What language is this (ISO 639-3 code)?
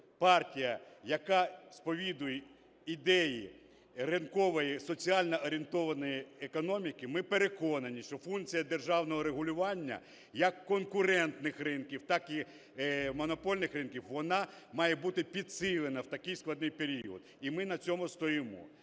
ukr